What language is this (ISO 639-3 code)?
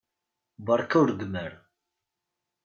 kab